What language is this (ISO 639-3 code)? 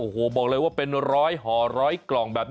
tha